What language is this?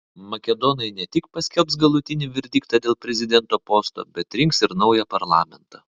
Lithuanian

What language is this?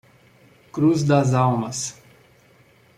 Portuguese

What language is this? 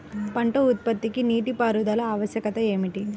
Telugu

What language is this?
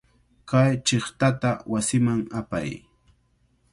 Cajatambo North Lima Quechua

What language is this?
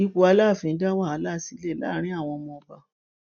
Yoruba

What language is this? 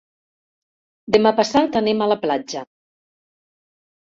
Catalan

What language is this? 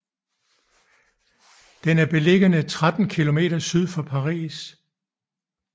Danish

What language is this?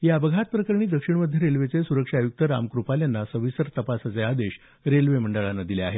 Marathi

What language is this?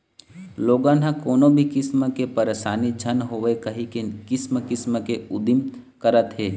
Chhattisgarhi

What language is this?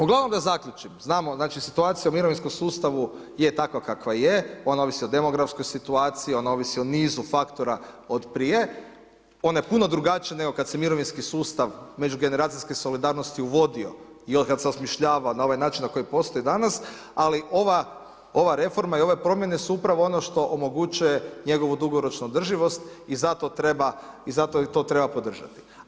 Croatian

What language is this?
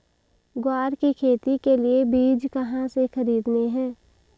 Hindi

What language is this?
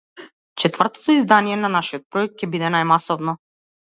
Macedonian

